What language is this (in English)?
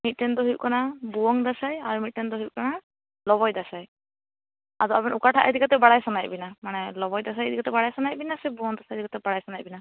Santali